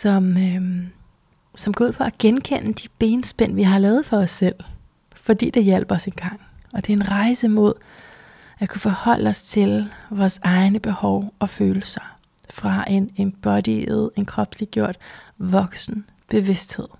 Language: Danish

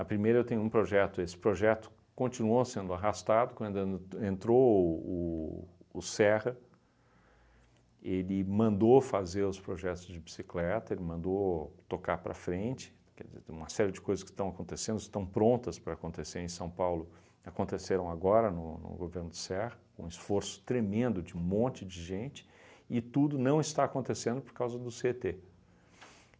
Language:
Portuguese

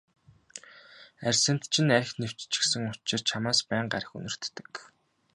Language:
Mongolian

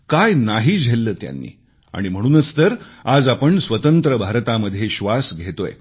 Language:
Marathi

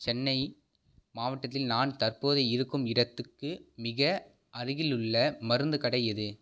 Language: Tamil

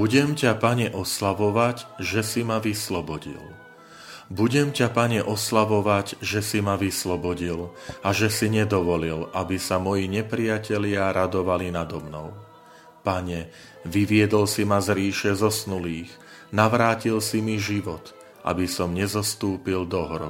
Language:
Slovak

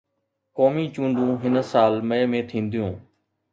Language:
Sindhi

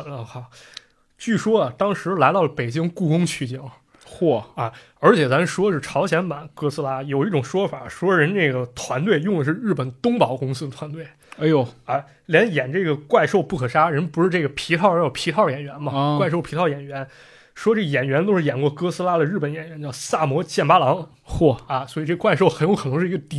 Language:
Chinese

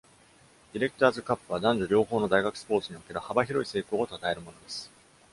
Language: Japanese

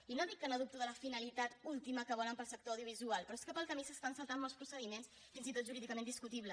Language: Catalan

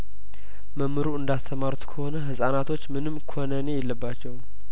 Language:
Amharic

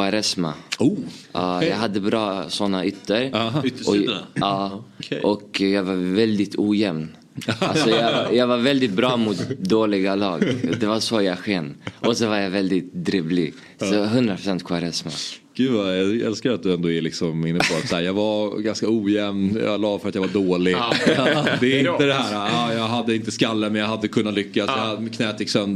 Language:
Swedish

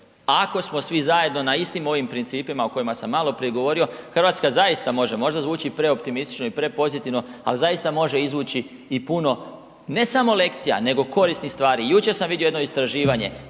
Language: Croatian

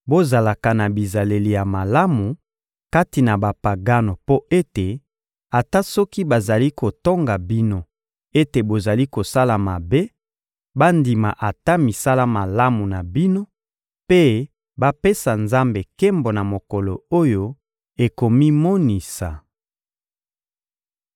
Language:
Lingala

